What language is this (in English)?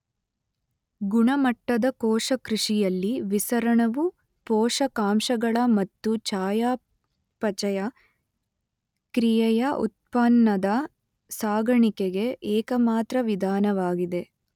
Kannada